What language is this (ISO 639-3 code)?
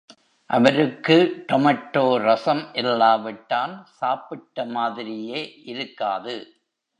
tam